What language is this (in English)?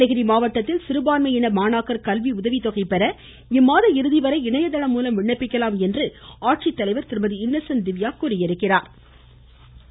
Tamil